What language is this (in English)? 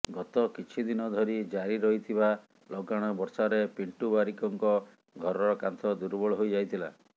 Odia